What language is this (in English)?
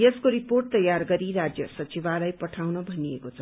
Nepali